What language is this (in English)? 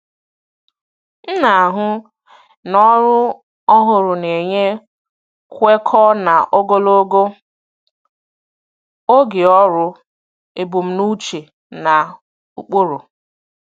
Igbo